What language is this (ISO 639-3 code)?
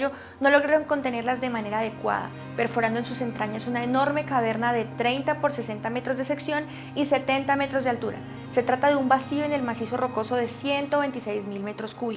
spa